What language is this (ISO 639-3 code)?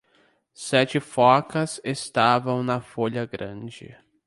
por